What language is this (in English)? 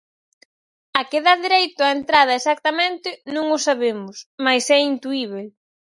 Galician